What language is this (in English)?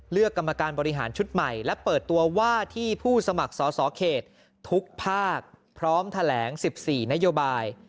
Thai